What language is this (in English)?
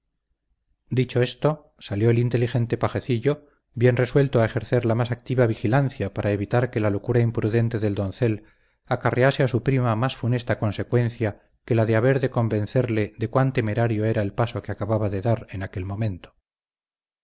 Spanish